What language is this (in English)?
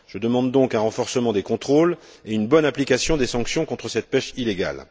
French